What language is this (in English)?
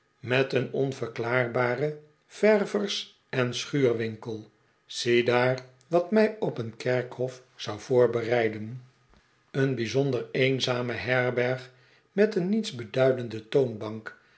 Dutch